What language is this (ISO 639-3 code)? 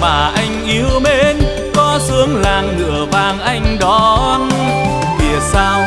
vie